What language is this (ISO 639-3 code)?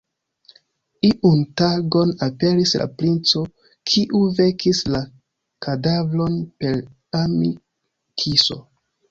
epo